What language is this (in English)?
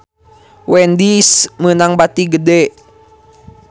Sundanese